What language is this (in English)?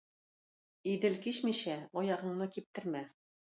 Tatar